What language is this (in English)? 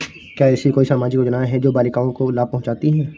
Hindi